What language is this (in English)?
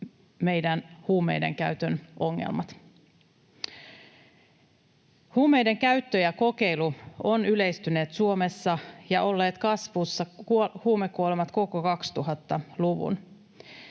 Finnish